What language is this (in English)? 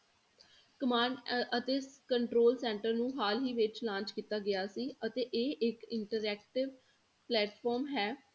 Punjabi